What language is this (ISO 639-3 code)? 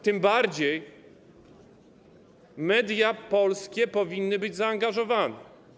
pol